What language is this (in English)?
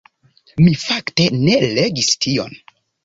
Esperanto